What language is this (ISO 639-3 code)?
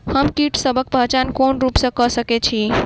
mai